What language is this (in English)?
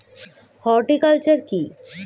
Bangla